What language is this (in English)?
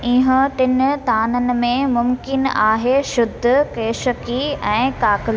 Sindhi